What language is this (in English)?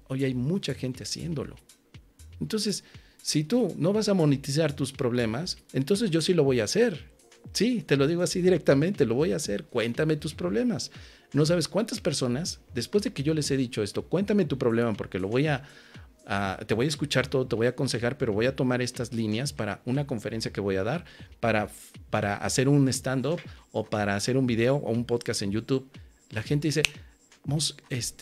Spanish